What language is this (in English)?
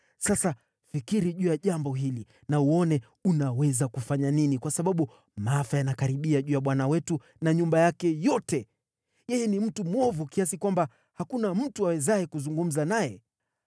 Swahili